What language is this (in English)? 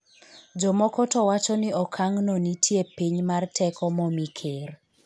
Luo (Kenya and Tanzania)